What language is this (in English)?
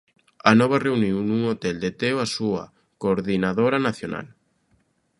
Galician